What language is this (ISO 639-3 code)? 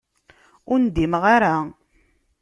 kab